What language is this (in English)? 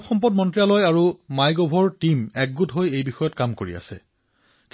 Assamese